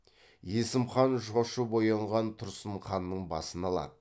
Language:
Kazakh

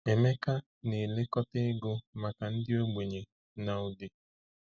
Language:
Igbo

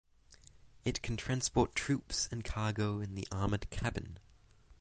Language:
English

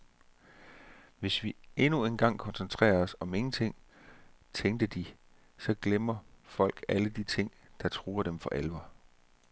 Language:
Danish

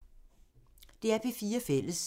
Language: Danish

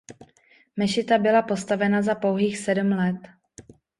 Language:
Czech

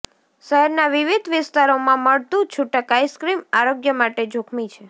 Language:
Gujarati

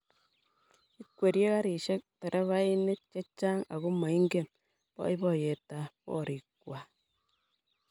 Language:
Kalenjin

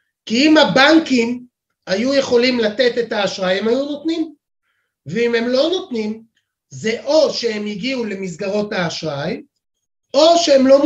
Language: Hebrew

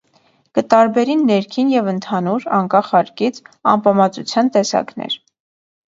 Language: Armenian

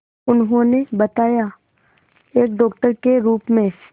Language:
Hindi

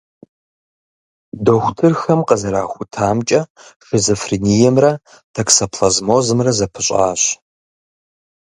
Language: Kabardian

